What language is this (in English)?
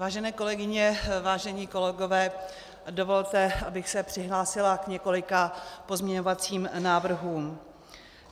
Czech